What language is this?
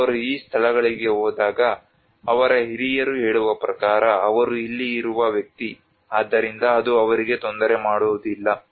Kannada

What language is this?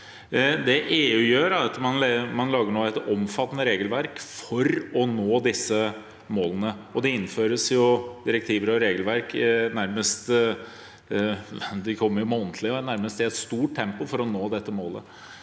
Norwegian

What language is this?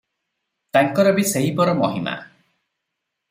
Odia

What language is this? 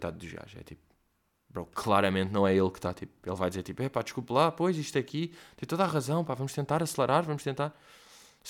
Portuguese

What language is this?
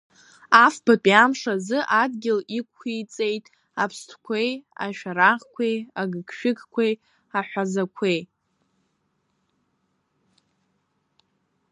Abkhazian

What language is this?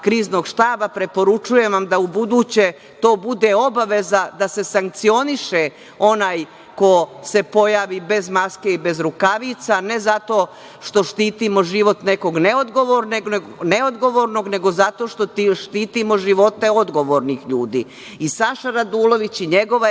Serbian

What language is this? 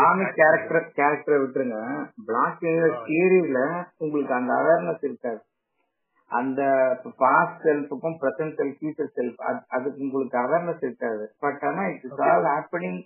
Tamil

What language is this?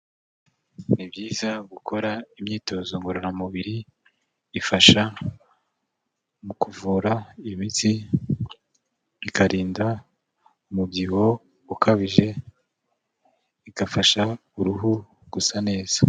Kinyarwanda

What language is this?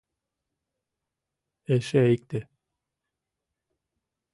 Mari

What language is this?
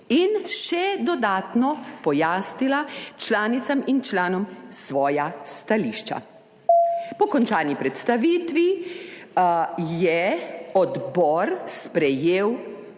Slovenian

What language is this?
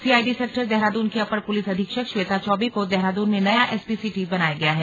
Hindi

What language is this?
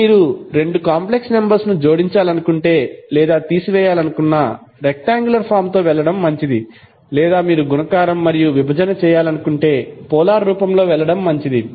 Telugu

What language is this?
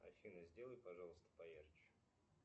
Russian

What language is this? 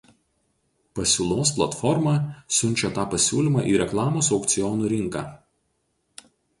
Lithuanian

